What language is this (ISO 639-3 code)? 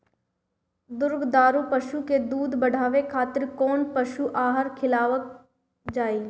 bho